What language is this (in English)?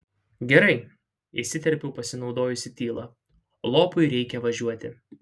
Lithuanian